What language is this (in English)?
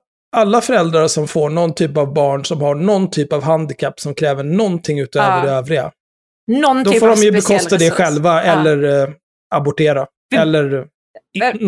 Swedish